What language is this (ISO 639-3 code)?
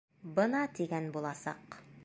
bak